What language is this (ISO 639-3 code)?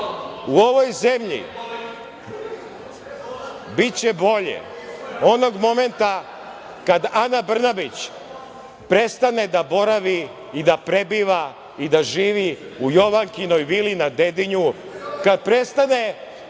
srp